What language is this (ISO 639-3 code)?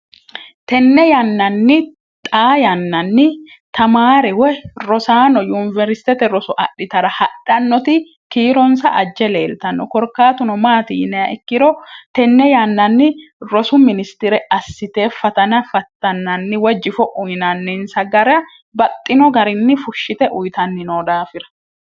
sid